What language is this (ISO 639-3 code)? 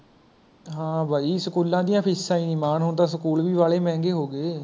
pan